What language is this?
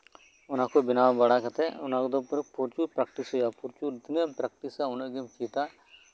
Santali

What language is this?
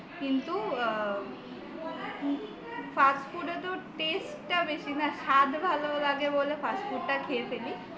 Bangla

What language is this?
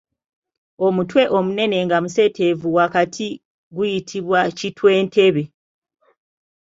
Ganda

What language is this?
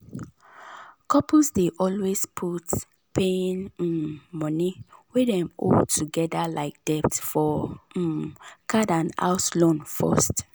Nigerian Pidgin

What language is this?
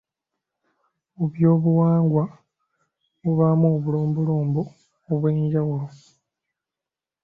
Ganda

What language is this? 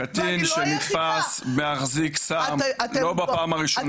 Hebrew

